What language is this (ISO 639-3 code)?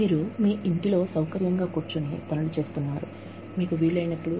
tel